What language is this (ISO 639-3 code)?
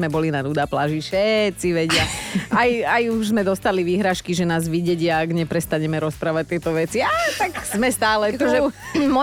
slk